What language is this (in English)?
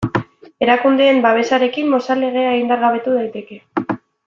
Basque